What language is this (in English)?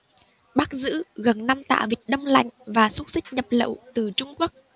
Vietnamese